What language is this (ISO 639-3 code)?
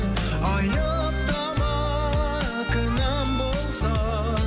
kaz